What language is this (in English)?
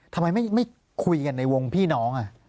Thai